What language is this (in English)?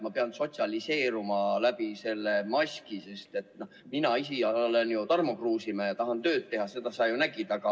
Estonian